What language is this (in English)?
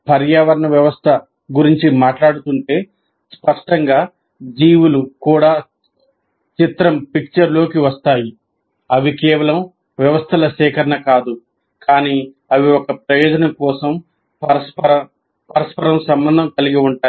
Telugu